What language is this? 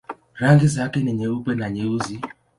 Swahili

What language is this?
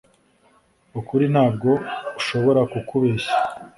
Kinyarwanda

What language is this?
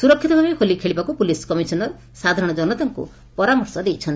Odia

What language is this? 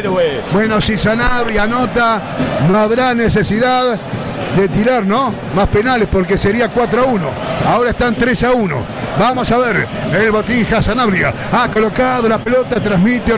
Spanish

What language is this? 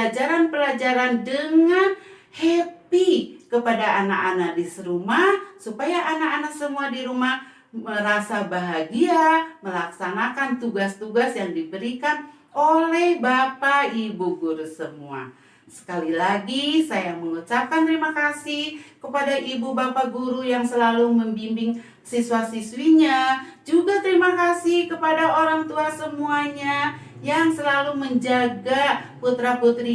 Indonesian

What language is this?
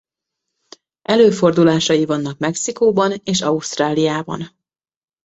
Hungarian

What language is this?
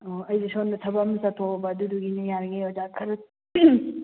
Manipuri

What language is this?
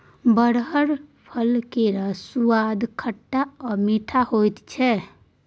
Maithili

